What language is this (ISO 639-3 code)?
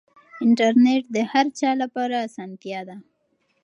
pus